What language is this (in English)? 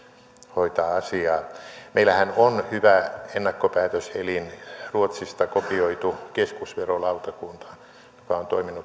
Finnish